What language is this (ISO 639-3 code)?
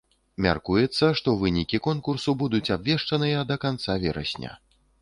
bel